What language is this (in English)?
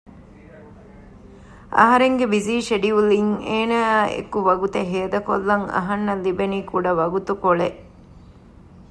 Divehi